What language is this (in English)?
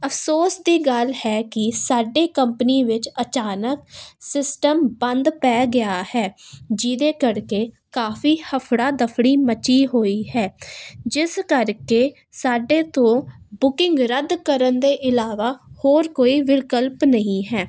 Punjabi